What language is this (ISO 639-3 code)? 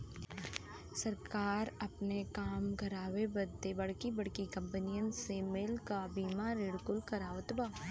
bho